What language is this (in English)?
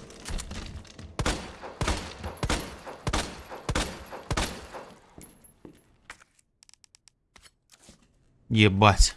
Russian